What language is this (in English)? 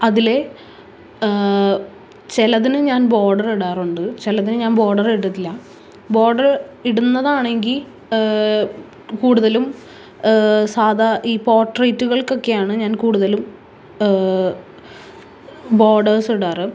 Malayalam